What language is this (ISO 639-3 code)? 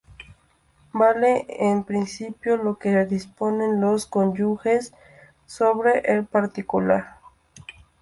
spa